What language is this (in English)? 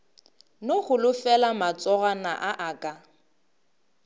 Northern Sotho